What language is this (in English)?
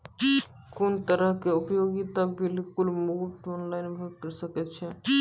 Maithili